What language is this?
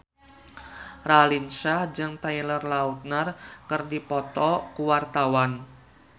Sundanese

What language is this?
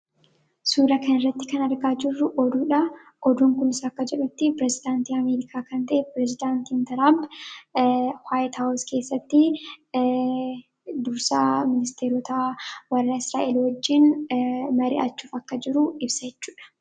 Oromo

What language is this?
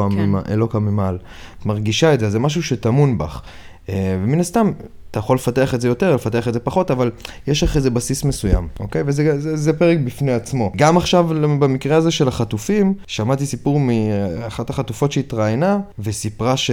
Hebrew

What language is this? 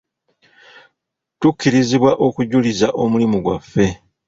Ganda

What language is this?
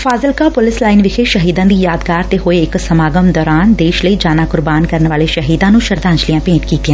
Punjabi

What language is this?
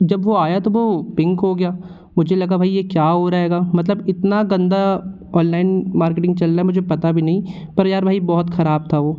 Hindi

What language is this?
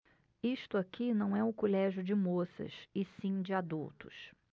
Portuguese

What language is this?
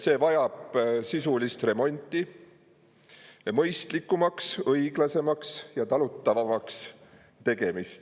Estonian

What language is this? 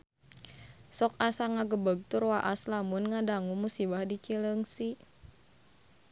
Sundanese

